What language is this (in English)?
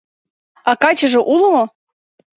Mari